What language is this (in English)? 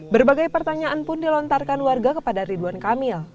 Indonesian